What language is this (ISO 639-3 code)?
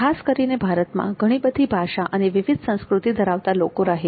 guj